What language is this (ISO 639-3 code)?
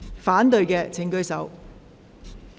yue